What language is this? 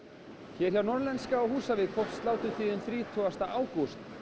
Icelandic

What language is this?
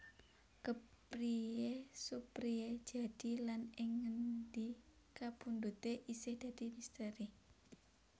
Javanese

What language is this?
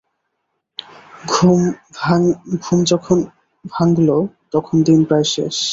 Bangla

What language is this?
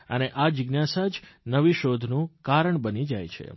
Gujarati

